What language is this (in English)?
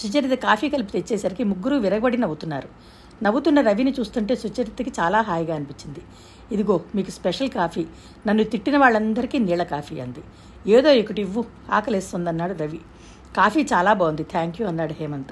Telugu